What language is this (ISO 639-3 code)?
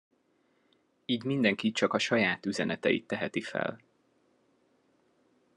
hun